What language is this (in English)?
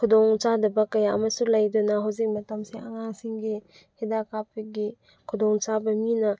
Manipuri